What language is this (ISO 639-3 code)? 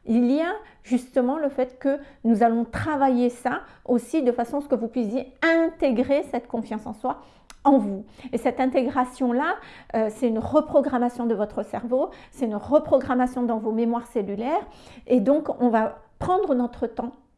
fra